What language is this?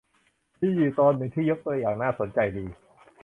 Thai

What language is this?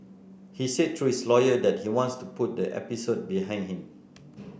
English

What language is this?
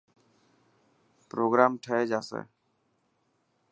Dhatki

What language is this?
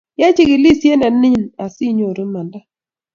Kalenjin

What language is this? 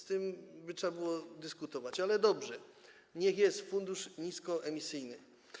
Polish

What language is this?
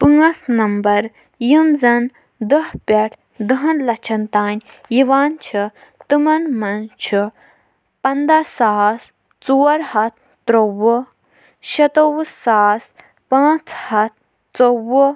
Kashmiri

